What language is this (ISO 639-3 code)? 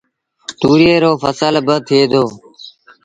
sbn